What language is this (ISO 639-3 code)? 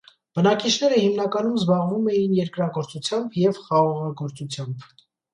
hye